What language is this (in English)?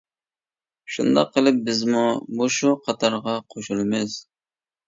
Uyghur